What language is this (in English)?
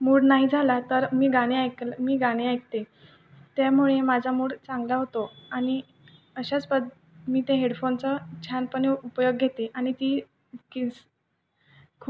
Marathi